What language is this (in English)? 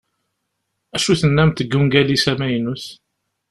Kabyle